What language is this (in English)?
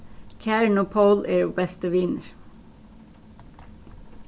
Faroese